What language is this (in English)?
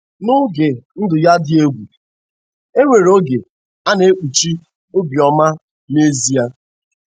Igbo